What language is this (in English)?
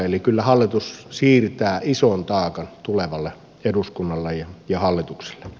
Finnish